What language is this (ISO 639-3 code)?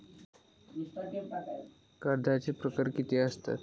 mar